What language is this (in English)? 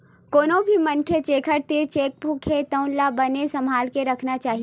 Chhattisgarhi